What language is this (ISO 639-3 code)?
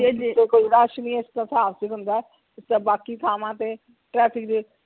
pan